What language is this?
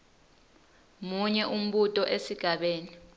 Swati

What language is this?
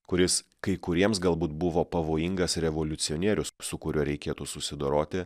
Lithuanian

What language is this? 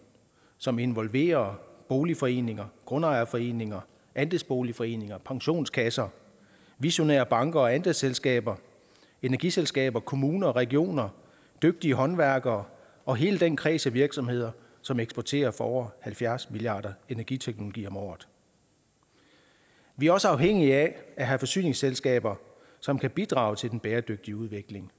Danish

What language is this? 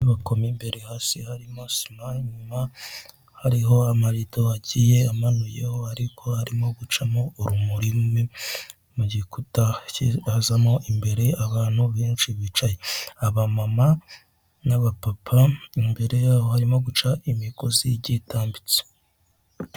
Kinyarwanda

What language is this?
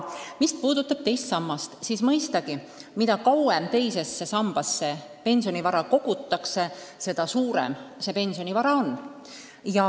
Estonian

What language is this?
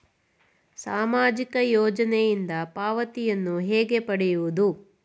Kannada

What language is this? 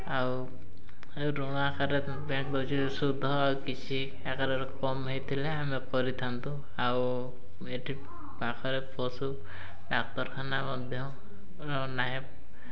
Odia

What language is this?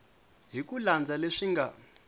Tsonga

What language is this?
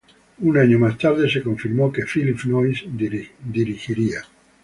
Spanish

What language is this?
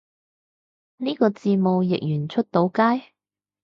Cantonese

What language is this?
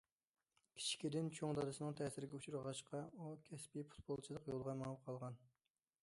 Uyghur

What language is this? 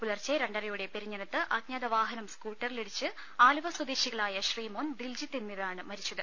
Malayalam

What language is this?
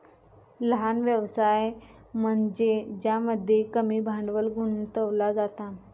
Marathi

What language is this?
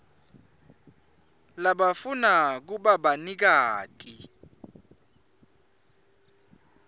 Swati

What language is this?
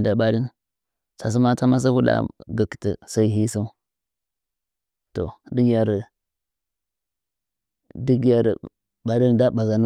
Nzanyi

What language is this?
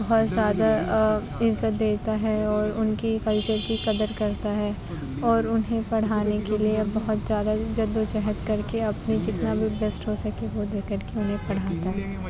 Urdu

